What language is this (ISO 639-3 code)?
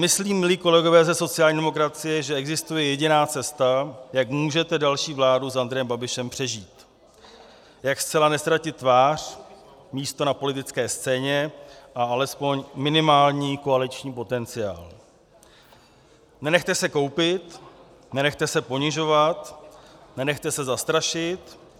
ces